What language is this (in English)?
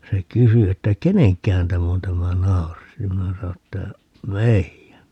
Finnish